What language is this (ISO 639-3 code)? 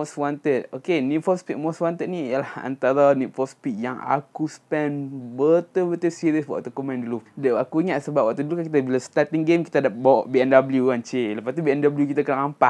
msa